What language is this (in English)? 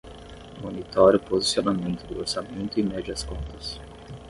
Portuguese